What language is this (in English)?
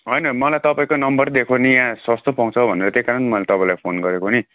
Nepali